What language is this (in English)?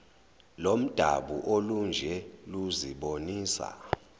Zulu